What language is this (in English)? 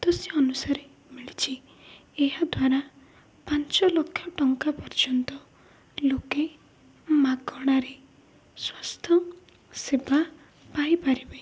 Odia